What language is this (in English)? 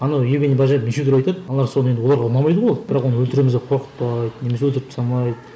Kazakh